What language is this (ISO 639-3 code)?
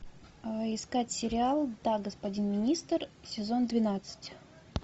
rus